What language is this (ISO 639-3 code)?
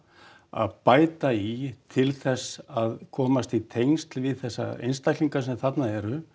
isl